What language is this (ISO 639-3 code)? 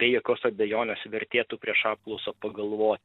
lit